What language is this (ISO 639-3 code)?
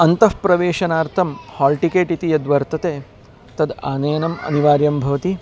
san